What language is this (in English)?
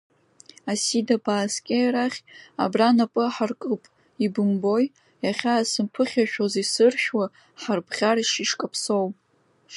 Abkhazian